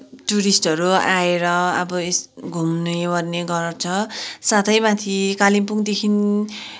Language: Nepali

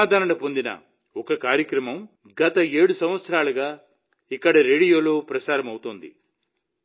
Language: Telugu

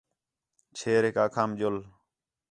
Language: Khetrani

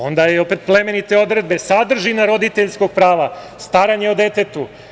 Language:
Serbian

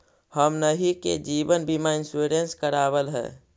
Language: Magahi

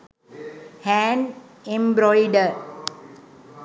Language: Sinhala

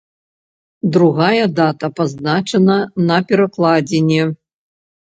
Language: Belarusian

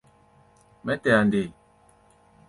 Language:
Gbaya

